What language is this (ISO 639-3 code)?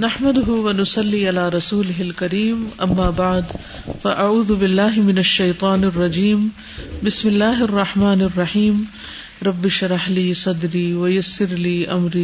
urd